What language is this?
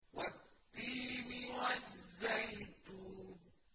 Arabic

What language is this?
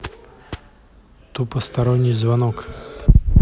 Russian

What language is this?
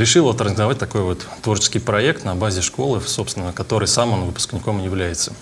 Russian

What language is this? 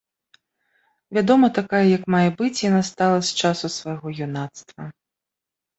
Belarusian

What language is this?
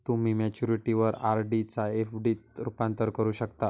Marathi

